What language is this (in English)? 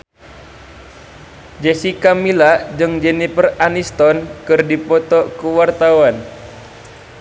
Sundanese